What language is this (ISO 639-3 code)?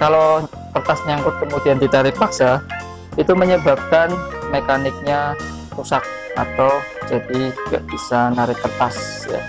ind